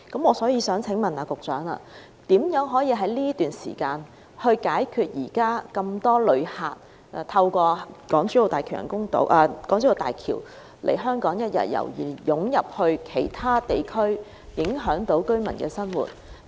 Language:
Cantonese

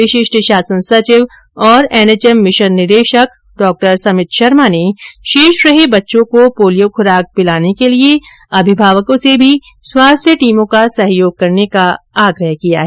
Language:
Hindi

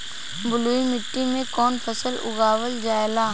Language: Bhojpuri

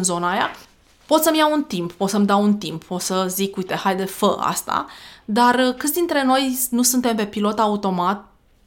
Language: Romanian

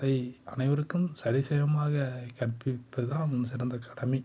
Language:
Tamil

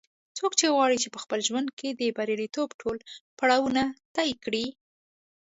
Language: Pashto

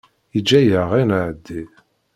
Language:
Kabyle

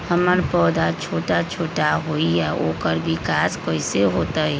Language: Magahi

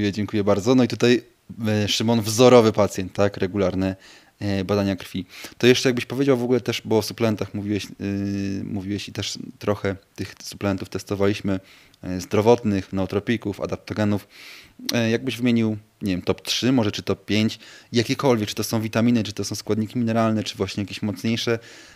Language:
Polish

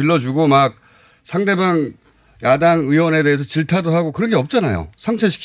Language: Korean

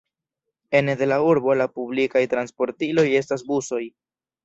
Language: Esperanto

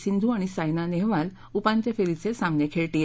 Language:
Marathi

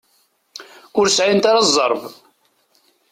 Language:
Kabyle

